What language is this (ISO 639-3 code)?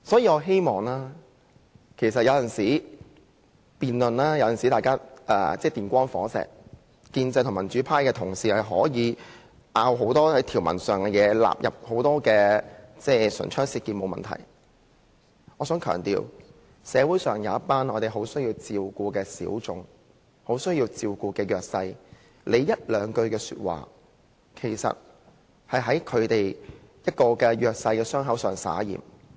yue